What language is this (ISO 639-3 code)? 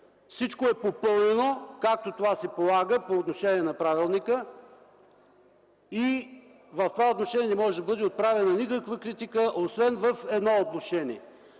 bul